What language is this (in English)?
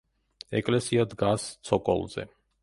Georgian